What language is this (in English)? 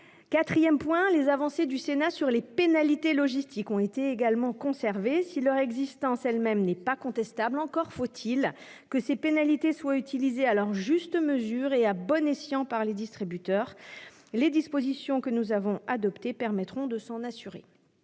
French